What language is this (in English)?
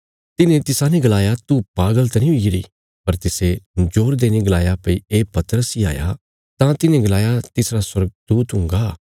Bilaspuri